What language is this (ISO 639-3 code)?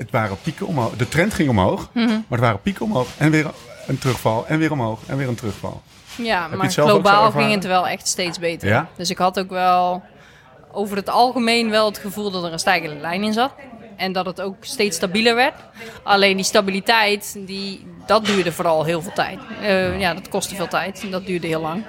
nld